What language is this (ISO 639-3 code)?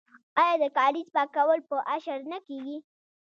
pus